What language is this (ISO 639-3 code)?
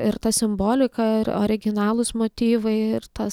lit